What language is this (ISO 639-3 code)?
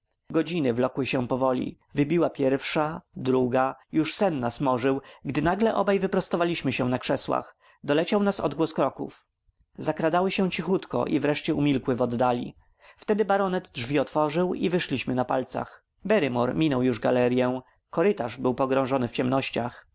pol